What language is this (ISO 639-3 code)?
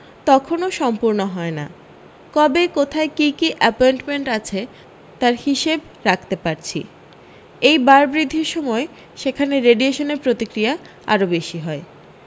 ben